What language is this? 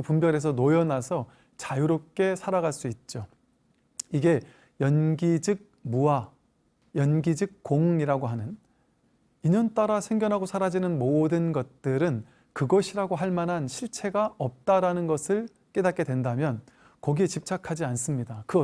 Korean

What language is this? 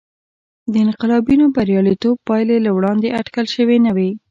Pashto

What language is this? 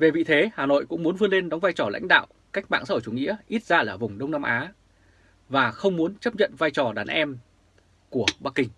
Vietnamese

